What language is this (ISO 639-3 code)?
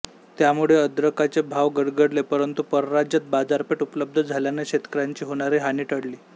mar